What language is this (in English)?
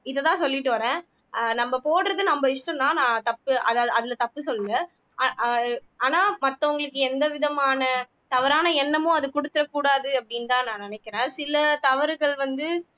Tamil